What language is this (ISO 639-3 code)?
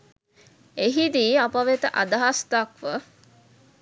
sin